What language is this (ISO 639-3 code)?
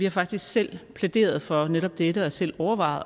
dan